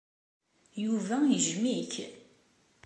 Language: Kabyle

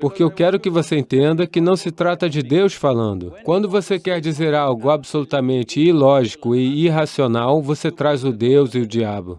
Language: Portuguese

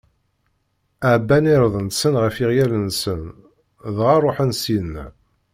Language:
Kabyle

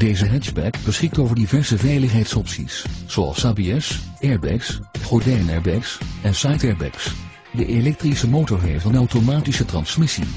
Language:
Dutch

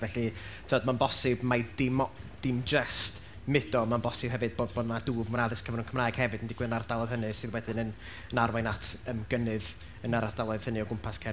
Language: Welsh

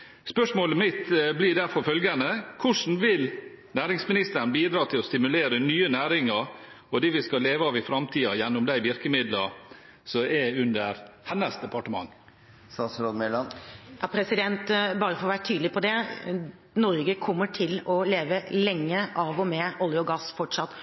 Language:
Norwegian Bokmål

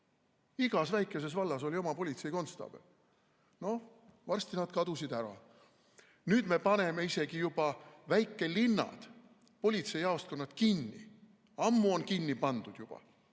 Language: Estonian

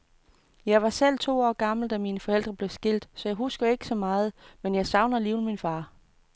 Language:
Danish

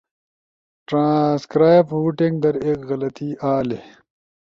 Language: Ushojo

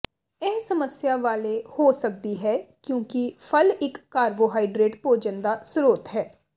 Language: Punjabi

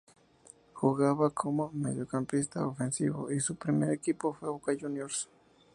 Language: Spanish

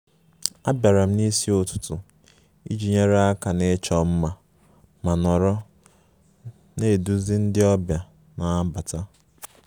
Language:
Igbo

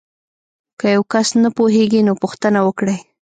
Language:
Pashto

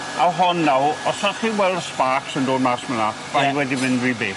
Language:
Welsh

